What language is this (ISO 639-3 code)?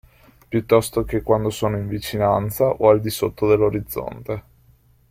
ita